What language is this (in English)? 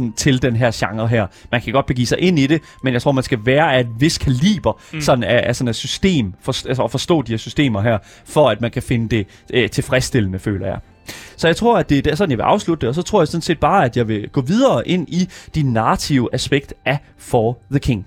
Danish